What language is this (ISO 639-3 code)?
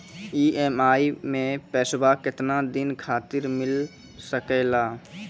mai